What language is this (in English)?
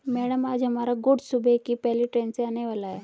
Hindi